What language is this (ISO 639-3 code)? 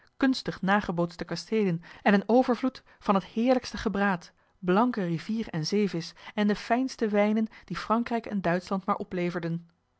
nld